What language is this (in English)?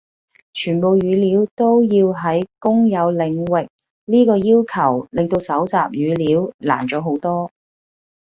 Cantonese